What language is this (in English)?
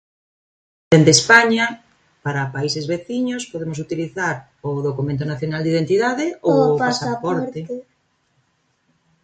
Galician